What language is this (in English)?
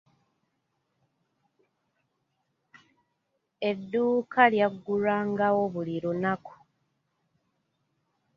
Ganda